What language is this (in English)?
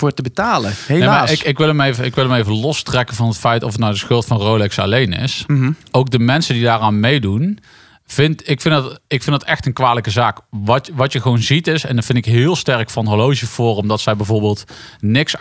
Dutch